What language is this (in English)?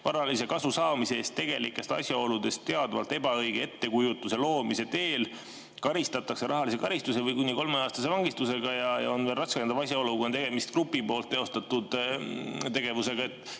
Estonian